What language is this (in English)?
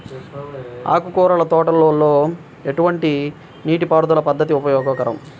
Telugu